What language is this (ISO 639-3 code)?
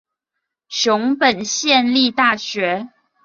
zho